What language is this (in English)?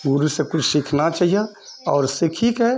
Maithili